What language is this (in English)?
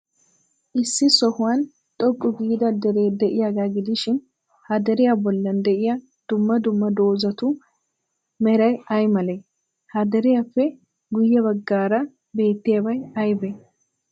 Wolaytta